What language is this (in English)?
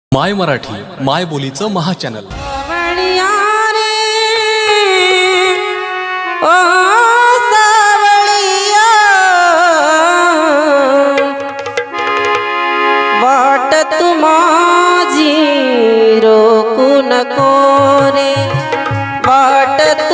Marathi